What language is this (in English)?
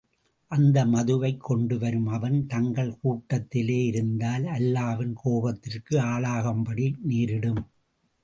Tamil